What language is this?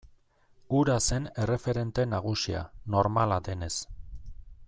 Basque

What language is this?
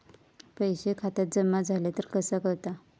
Marathi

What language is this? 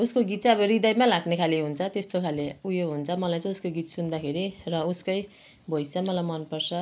Nepali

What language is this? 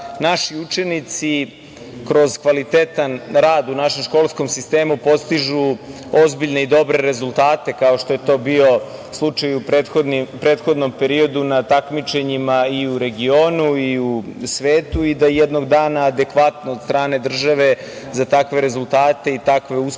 Serbian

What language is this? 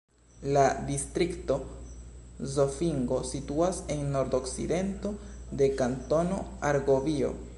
Esperanto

